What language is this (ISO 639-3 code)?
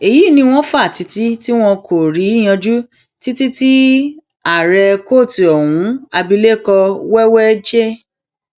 yor